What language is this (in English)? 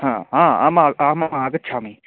Sanskrit